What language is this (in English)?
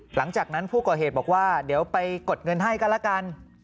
Thai